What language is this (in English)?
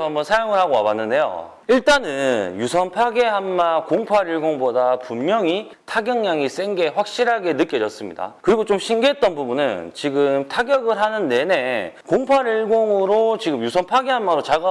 Korean